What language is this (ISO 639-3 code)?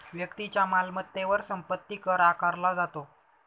mar